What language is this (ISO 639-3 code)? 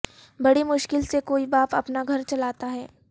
urd